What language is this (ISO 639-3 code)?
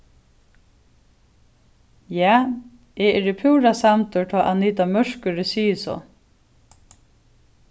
fao